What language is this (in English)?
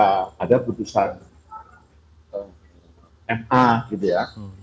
Indonesian